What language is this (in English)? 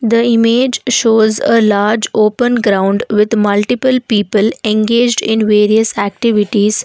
English